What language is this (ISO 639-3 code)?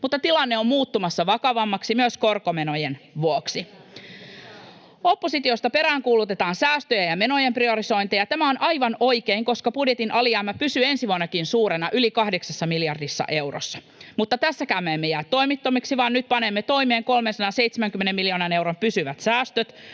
fin